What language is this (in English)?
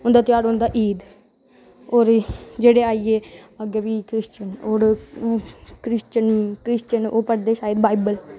Dogri